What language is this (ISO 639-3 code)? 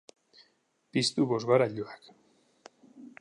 eus